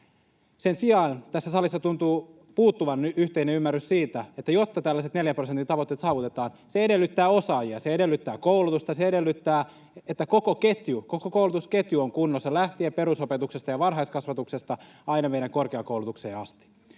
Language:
Finnish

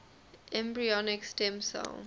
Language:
English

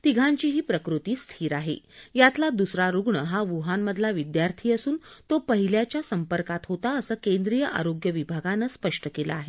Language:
Marathi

